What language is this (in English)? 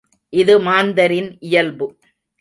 Tamil